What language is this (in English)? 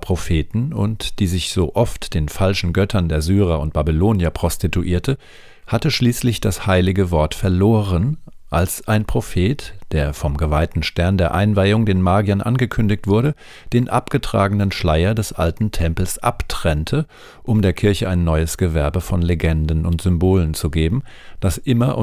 German